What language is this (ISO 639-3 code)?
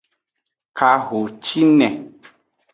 ajg